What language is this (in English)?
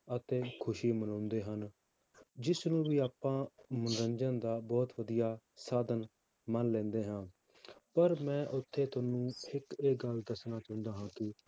Punjabi